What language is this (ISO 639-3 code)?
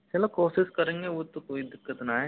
hin